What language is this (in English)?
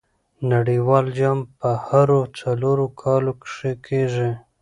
Pashto